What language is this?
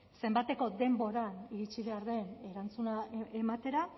Basque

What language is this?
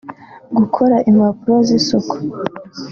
Kinyarwanda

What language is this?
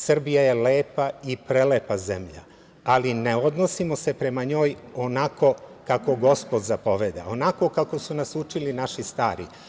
Serbian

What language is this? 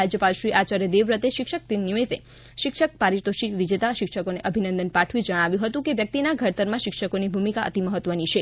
Gujarati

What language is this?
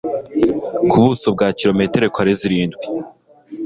Kinyarwanda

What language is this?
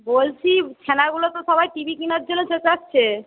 Bangla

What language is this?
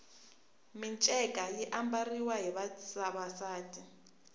Tsonga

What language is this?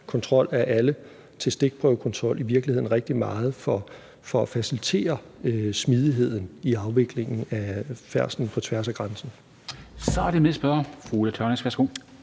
Danish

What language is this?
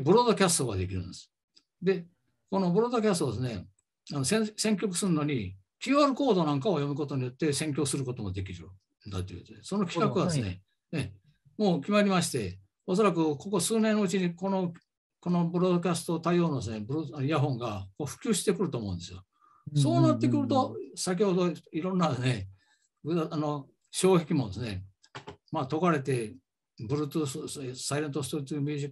Japanese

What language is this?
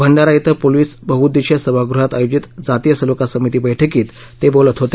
Marathi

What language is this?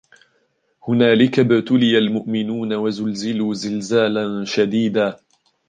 Arabic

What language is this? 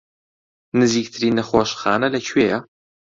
Central Kurdish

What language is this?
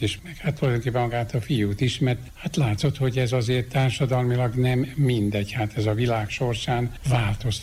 Hungarian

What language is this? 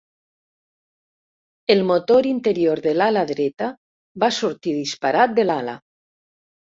Catalan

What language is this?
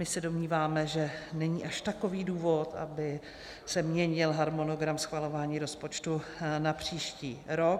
Czech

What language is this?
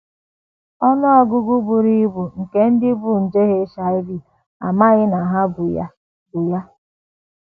Igbo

